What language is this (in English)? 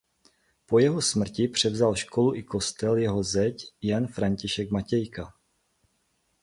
Czech